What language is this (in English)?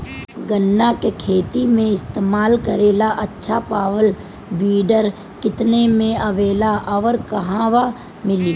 Bhojpuri